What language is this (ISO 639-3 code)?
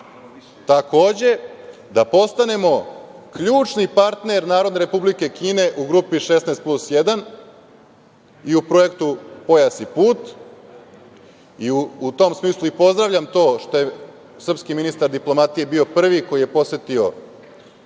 srp